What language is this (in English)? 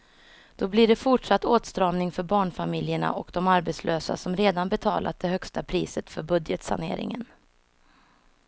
Swedish